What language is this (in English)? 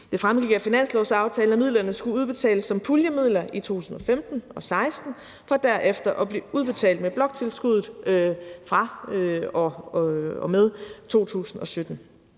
Danish